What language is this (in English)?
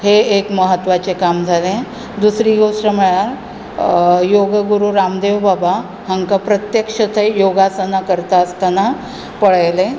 Konkani